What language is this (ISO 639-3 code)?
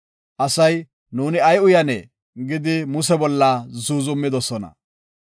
gof